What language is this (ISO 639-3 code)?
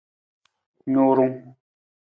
nmz